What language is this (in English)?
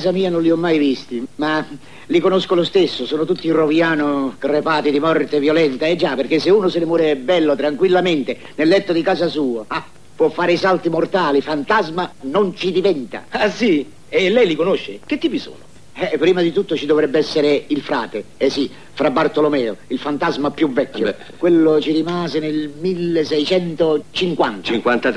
Italian